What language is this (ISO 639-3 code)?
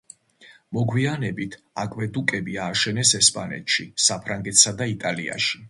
kat